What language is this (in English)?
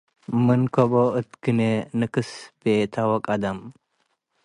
Tigre